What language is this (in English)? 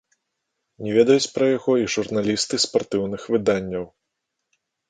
Belarusian